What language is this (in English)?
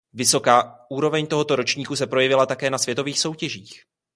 Czech